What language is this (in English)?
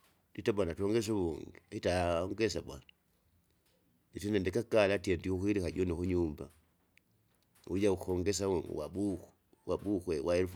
Kinga